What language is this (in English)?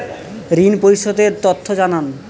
Bangla